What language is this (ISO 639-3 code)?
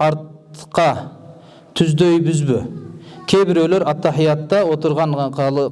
tur